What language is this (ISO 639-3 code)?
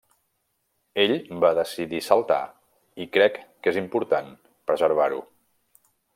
cat